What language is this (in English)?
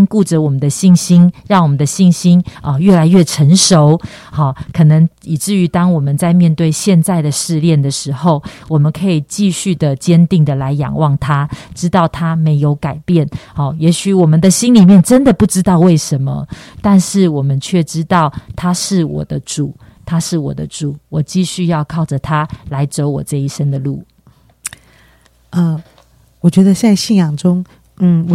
Chinese